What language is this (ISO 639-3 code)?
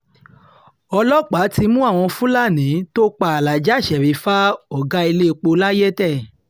yor